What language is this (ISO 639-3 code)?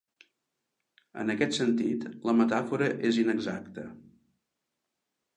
cat